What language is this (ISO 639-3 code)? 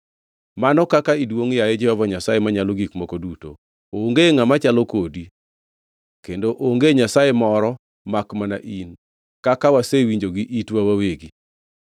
luo